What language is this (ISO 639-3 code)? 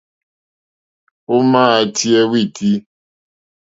bri